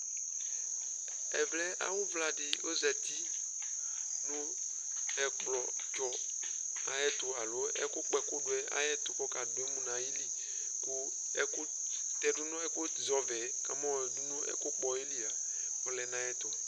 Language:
Ikposo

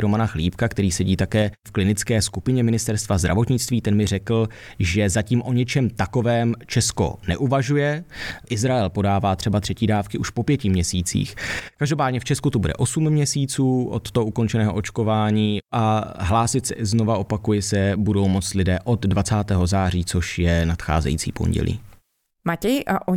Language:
Czech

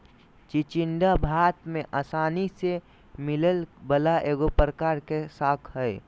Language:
Magahi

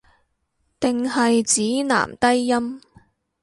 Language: Cantonese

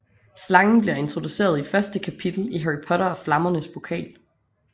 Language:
Danish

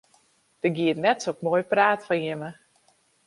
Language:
Western Frisian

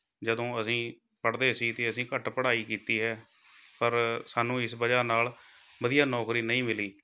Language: Punjabi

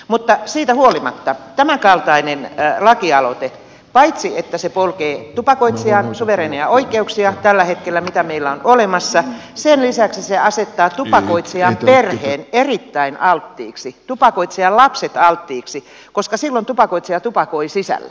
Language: Finnish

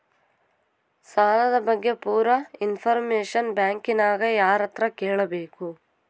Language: Kannada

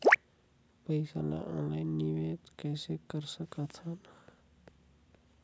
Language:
Chhattisgarhi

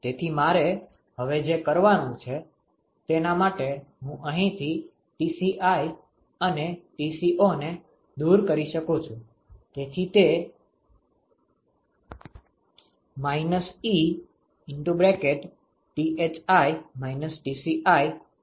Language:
Gujarati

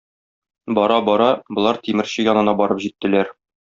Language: Tatar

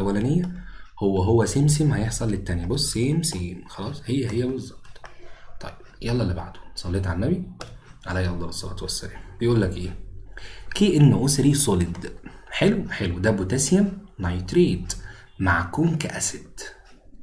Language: Arabic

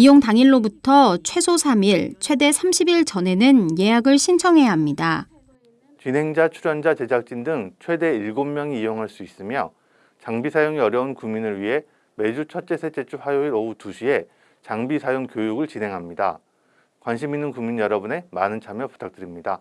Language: Korean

